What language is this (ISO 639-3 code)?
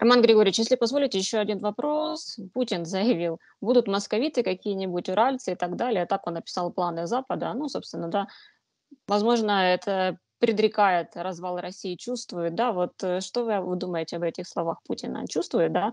rus